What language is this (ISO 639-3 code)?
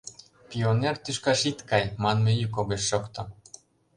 chm